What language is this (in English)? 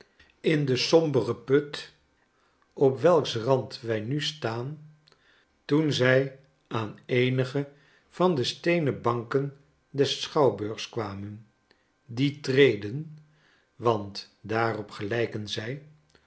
Dutch